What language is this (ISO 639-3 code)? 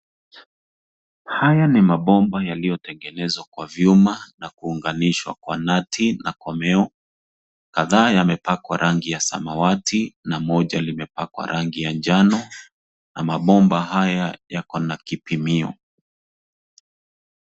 swa